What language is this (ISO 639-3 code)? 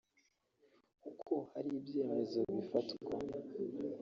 kin